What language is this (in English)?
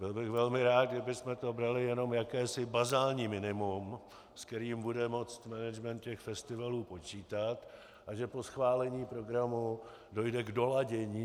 Czech